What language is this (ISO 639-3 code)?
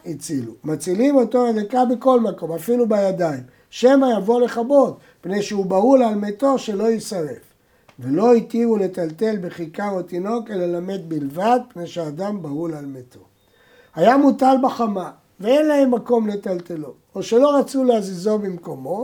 heb